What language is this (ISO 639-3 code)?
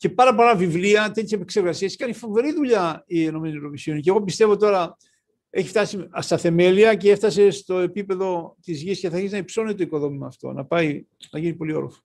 ell